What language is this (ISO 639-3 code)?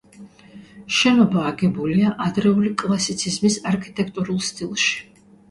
kat